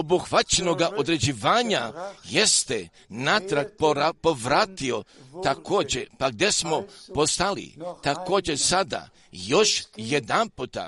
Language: Croatian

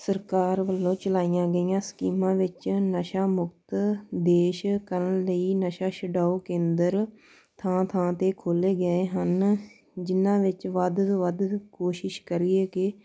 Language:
Punjabi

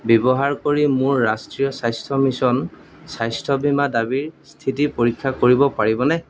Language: Assamese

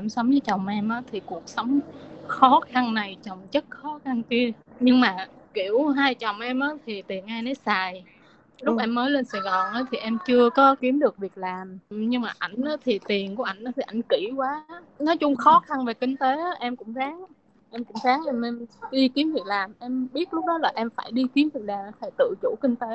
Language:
Vietnamese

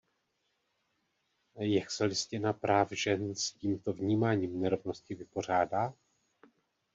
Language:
Czech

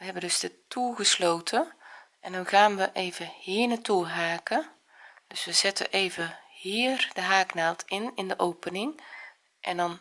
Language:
Dutch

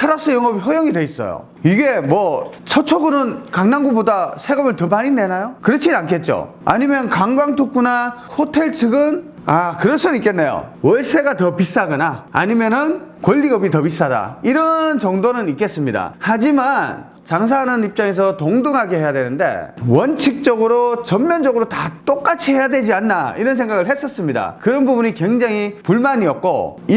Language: Korean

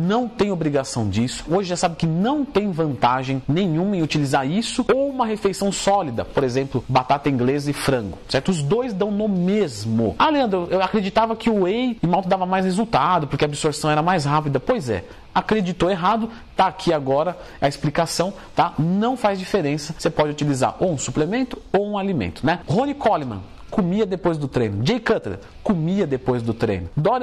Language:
Portuguese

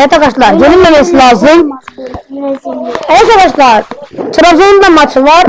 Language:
Turkish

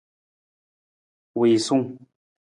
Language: Nawdm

